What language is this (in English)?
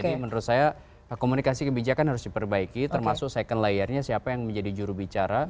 Indonesian